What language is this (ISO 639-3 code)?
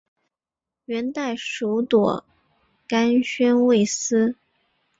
zho